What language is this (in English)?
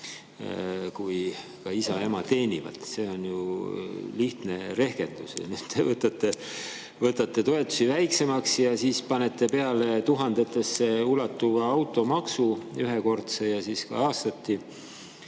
Estonian